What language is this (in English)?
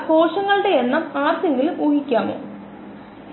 Malayalam